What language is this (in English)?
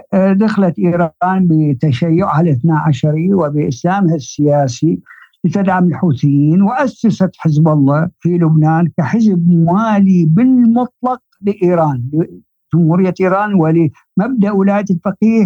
Arabic